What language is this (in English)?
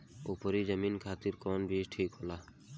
Bhojpuri